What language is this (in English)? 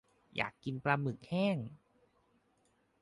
Thai